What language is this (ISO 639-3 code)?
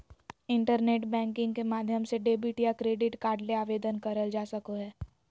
mag